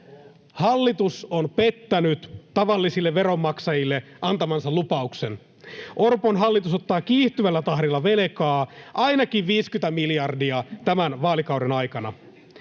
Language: Finnish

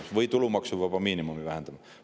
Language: Estonian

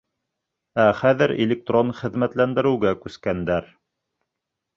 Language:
Bashkir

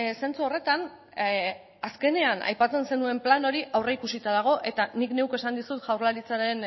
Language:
Basque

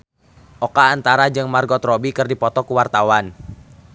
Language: Sundanese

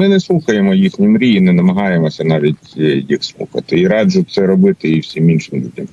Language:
Ukrainian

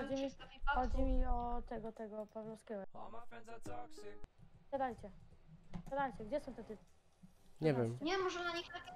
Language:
Polish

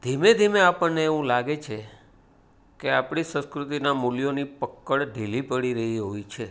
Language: Gujarati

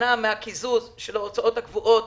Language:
Hebrew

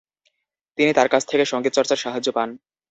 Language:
Bangla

